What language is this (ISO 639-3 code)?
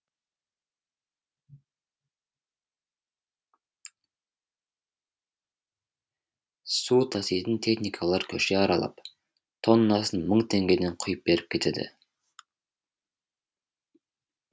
kaz